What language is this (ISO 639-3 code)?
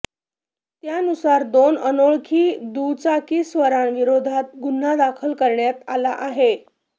mar